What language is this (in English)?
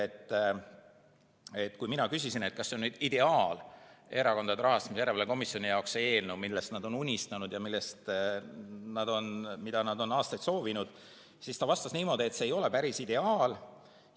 Estonian